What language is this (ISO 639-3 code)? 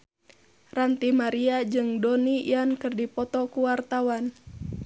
sun